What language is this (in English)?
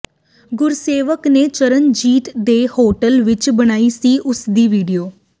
Punjabi